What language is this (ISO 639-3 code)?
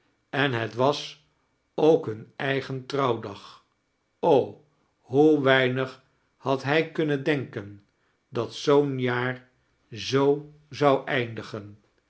nld